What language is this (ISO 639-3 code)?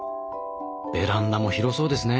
jpn